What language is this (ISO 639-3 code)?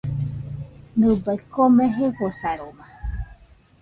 hux